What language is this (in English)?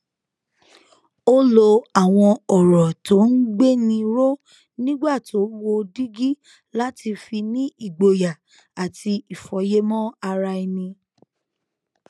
Yoruba